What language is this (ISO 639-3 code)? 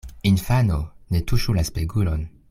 epo